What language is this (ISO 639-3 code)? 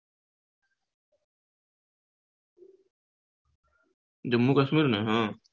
guj